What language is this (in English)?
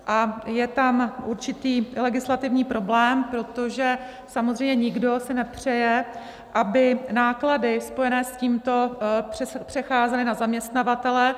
Czech